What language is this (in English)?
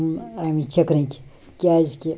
Kashmiri